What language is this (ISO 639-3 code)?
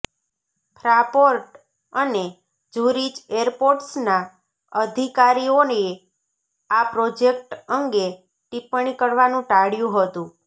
guj